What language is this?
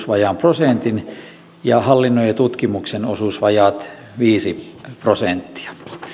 Finnish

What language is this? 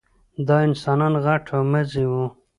Pashto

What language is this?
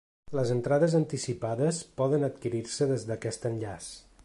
Catalan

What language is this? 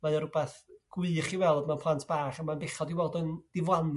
Welsh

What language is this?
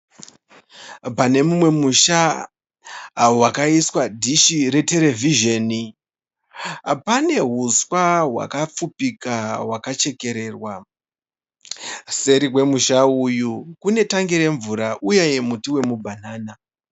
Shona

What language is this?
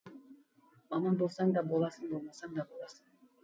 Kazakh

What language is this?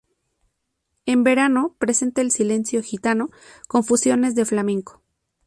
Spanish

